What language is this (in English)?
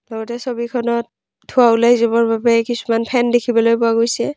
Assamese